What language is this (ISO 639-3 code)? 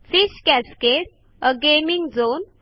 mar